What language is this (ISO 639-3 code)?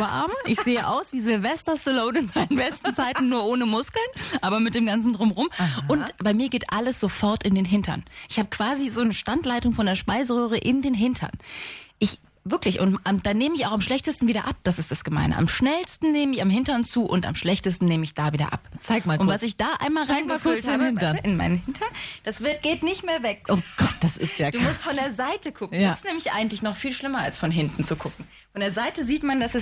deu